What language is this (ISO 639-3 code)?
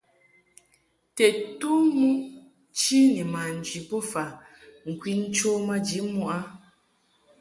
mhk